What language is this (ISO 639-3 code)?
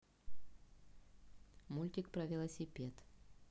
rus